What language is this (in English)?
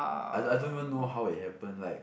English